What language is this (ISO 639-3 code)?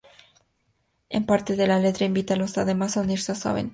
spa